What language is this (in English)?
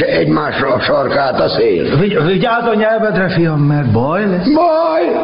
Hungarian